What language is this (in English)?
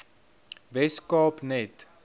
Afrikaans